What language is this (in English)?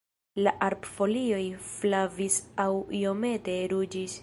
Esperanto